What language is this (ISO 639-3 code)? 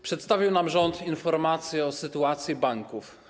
pol